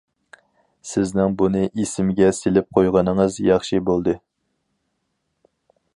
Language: Uyghur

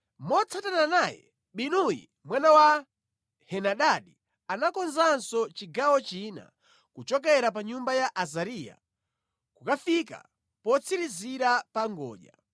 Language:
Nyanja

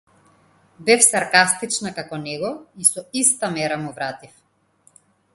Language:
Macedonian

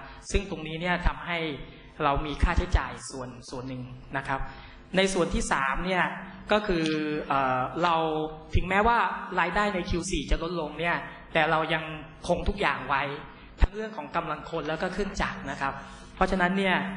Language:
Thai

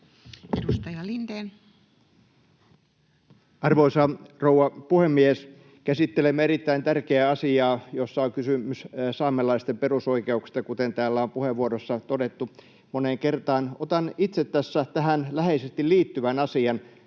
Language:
Finnish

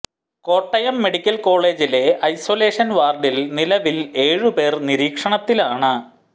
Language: Malayalam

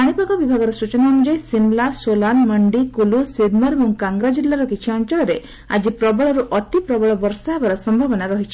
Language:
Odia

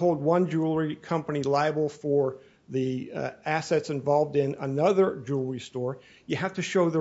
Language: English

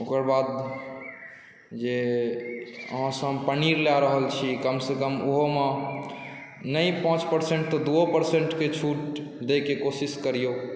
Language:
Maithili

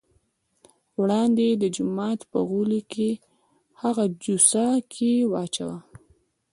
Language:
Pashto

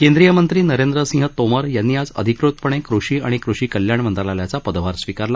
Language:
Marathi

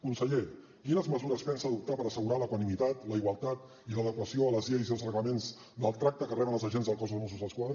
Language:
Catalan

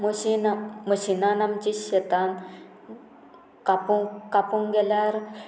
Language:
Konkani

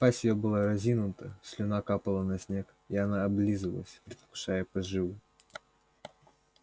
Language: Russian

